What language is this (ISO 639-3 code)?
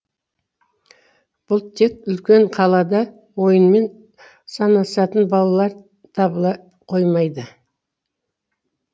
kaz